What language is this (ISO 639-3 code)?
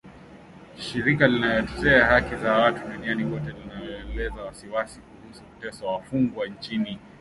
swa